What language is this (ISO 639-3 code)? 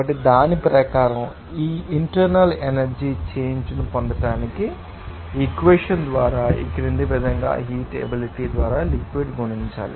tel